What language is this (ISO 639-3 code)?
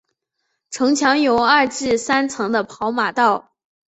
zho